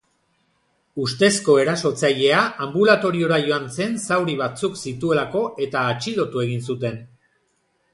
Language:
Basque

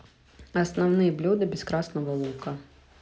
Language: Russian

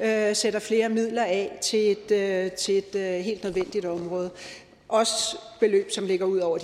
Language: Danish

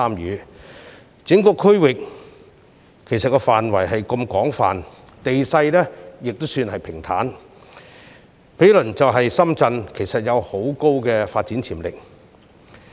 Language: Cantonese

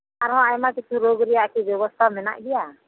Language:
Santali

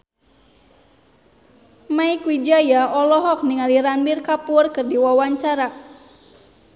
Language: Sundanese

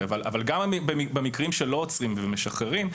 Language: Hebrew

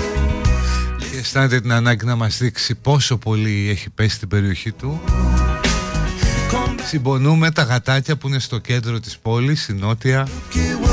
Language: Greek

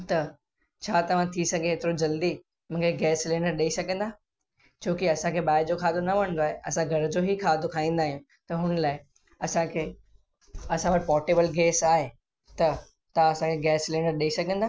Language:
Sindhi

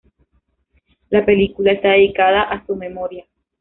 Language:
Spanish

